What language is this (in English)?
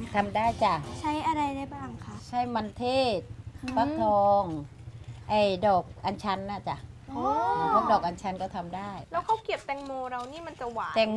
Thai